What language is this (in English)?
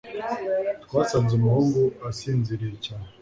Kinyarwanda